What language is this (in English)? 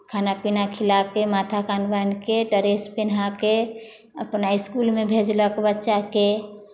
Maithili